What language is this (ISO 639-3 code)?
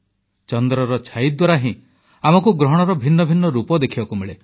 ori